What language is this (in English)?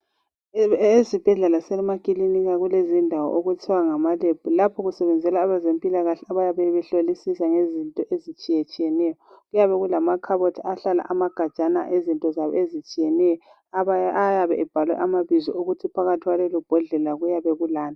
North Ndebele